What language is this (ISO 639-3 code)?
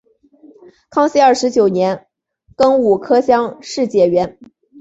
zho